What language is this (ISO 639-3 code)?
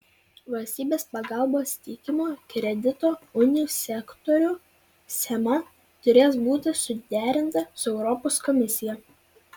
lit